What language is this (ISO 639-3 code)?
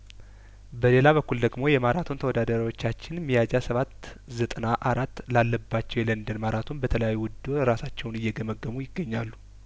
amh